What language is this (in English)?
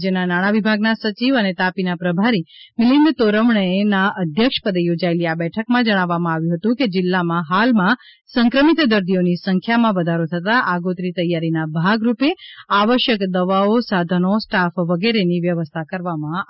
Gujarati